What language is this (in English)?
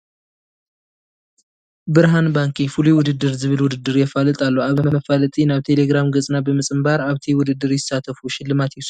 Tigrinya